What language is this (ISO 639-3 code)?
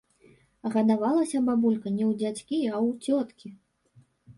bel